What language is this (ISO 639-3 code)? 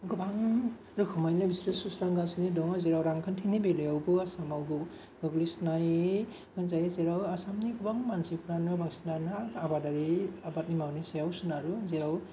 brx